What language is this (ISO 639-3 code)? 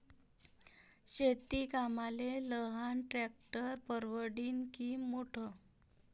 mar